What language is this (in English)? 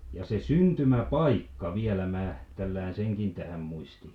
Finnish